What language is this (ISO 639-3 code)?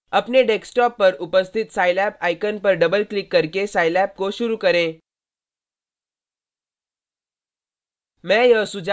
hin